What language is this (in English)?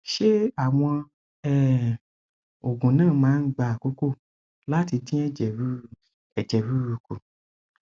Yoruba